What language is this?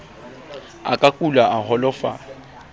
Southern Sotho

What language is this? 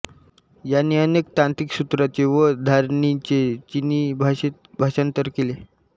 Marathi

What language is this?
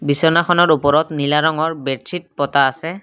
Assamese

